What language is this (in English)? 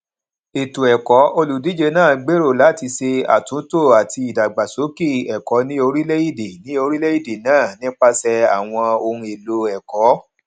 Yoruba